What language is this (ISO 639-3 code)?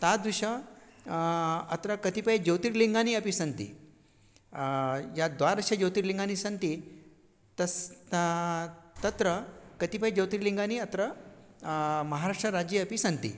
san